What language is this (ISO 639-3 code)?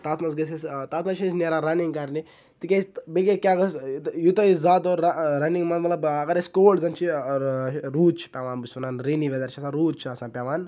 kas